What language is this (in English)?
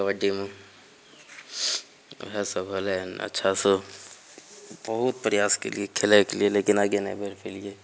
Maithili